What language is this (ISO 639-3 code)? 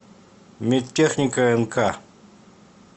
rus